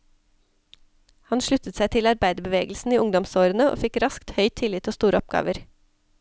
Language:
Norwegian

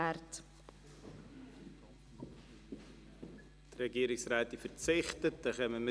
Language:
Swiss German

